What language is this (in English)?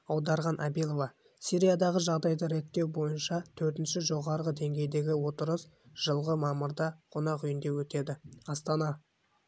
Kazakh